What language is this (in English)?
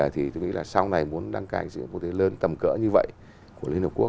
Vietnamese